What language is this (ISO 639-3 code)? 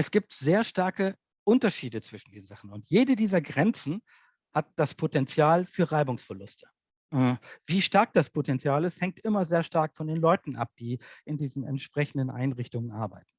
deu